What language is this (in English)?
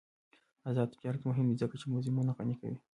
Pashto